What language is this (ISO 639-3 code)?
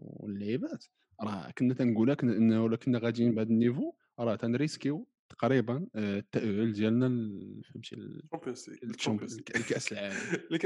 ara